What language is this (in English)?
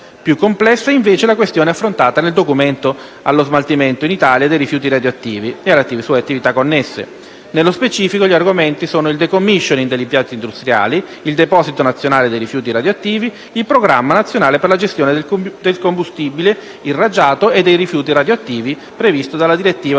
Italian